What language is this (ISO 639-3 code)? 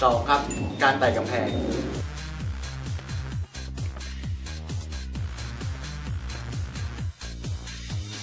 tha